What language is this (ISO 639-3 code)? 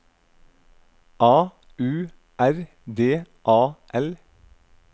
nor